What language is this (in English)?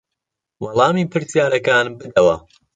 Central Kurdish